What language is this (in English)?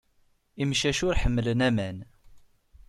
Kabyle